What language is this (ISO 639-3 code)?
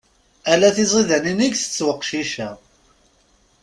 kab